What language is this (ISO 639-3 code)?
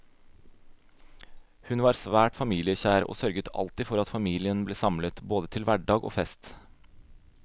nor